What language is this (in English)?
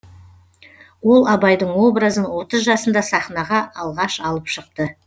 Kazakh